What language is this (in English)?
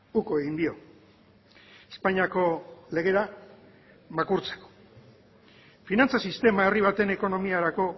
Basque